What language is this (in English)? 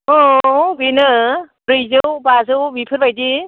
Bodo